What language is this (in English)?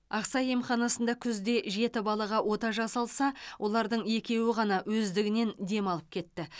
Kazakh